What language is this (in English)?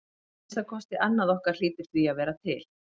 Icelandic